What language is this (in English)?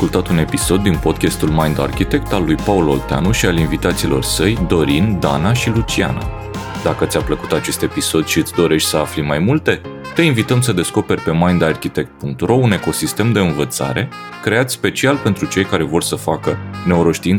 Romanian